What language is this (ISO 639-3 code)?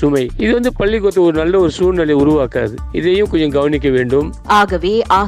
tam